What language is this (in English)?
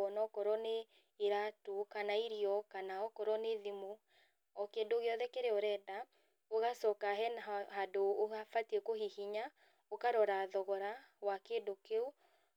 Kikuyu